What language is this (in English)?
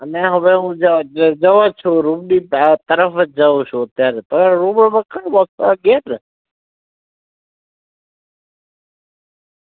Gujarati